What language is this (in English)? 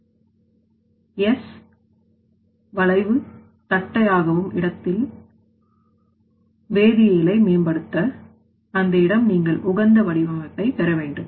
Tamil